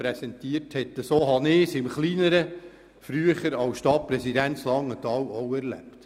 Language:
Swiss German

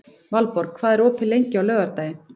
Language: Icelandic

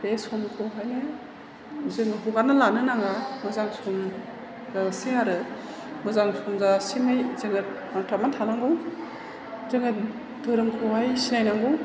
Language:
Bodo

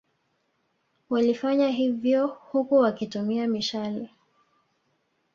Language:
Swahili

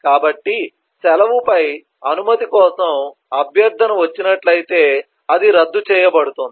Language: Telugu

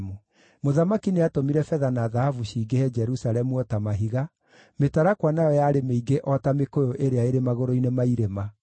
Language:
Kikuyu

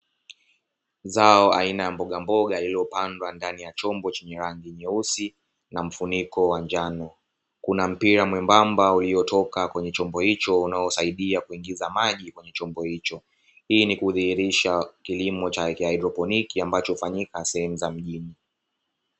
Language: Swahili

